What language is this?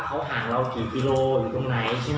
Thai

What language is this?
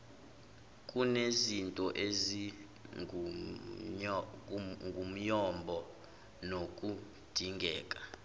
Zulu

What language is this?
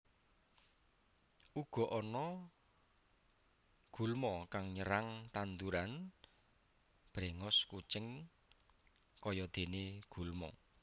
Javanese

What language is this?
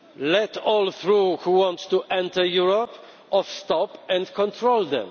English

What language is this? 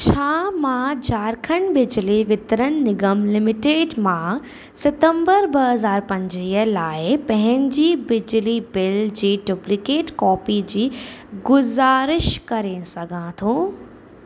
Sindhi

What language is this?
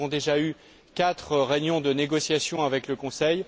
French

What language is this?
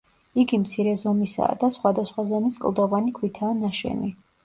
Georgian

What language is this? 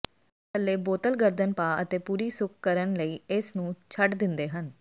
Punjabi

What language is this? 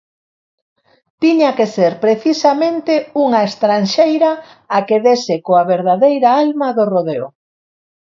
Galician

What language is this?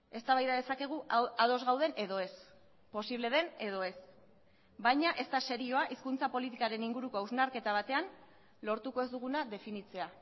Basque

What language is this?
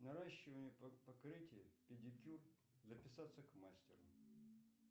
Russian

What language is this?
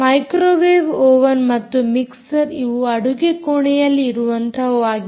Kannada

